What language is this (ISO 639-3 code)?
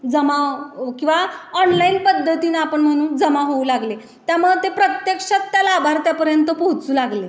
mar